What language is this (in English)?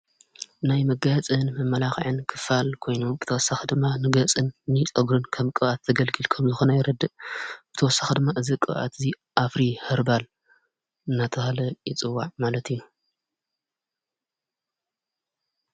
Tigrinya